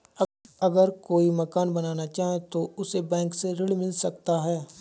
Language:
Hindi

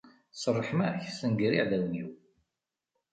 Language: Kabyle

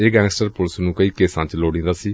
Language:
Punjabi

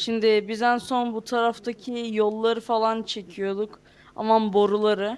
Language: Turkish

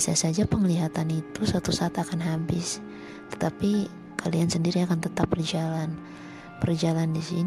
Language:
Indonesian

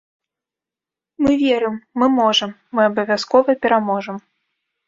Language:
Belarusian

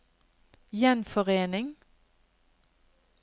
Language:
Norwegian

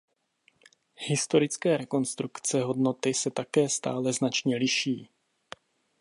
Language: Czech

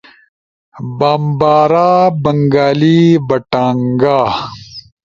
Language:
Ushojo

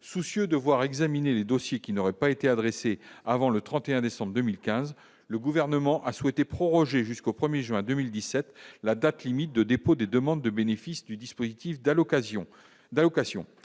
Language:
French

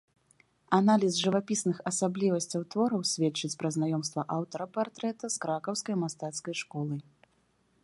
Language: Belarusian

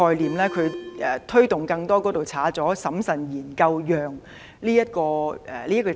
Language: Cantonese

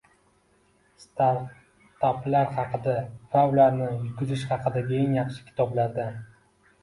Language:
Uzbek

